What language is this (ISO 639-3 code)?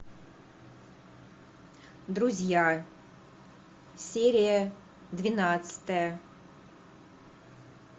rus